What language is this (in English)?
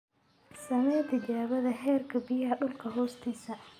Somali